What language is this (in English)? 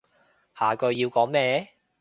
Cantonese